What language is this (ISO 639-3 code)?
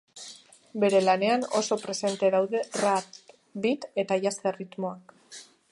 eus